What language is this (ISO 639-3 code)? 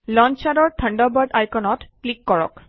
asm